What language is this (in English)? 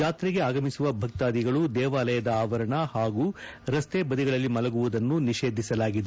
Kannada